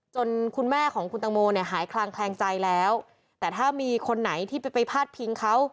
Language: Thai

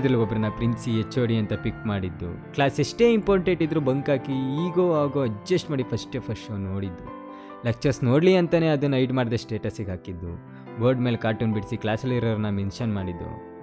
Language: Kannada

